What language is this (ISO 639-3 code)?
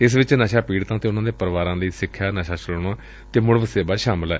pan